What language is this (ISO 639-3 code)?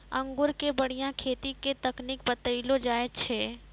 mai